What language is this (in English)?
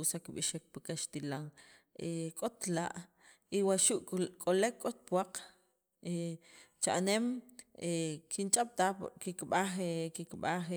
Sacapulteco